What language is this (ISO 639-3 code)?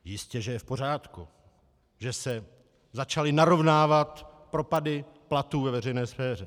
ces